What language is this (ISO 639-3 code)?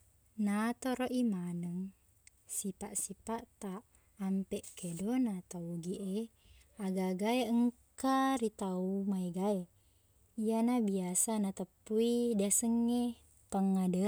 bug